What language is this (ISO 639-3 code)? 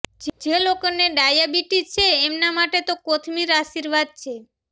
guj